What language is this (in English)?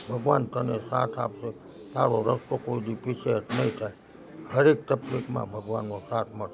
Gujarati